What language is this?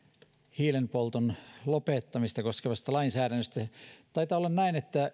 Finnish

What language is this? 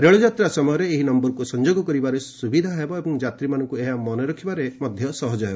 Odia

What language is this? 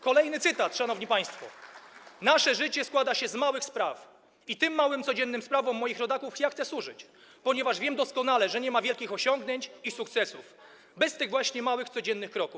Polish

